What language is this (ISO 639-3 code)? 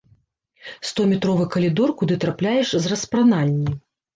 bel